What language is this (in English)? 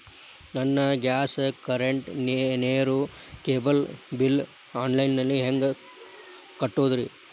Kannada